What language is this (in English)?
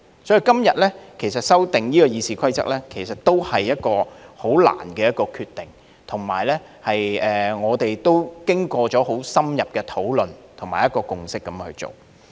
Cantonese